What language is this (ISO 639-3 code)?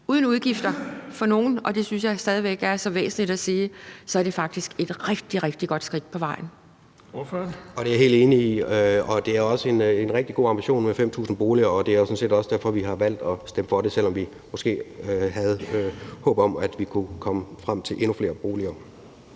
dan